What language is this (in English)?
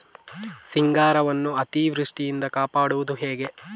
Kannada